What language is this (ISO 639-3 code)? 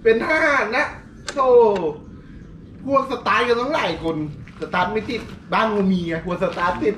tha